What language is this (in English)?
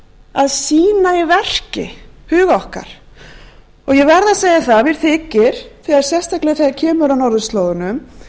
Icelandic